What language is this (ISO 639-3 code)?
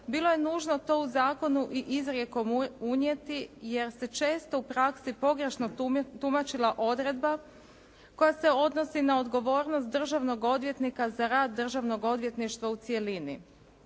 hrv